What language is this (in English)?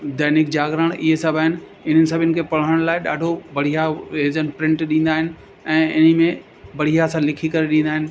Sindhi